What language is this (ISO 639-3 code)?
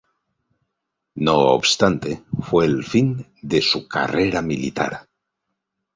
spa